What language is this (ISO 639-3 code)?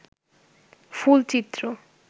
ben